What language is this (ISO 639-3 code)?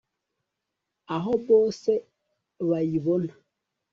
kin